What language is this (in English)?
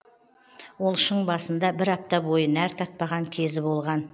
Kazakh